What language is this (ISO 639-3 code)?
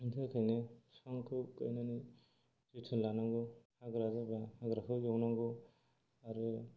brx